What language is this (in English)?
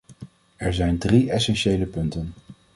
Dutch